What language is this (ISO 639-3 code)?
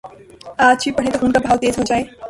urd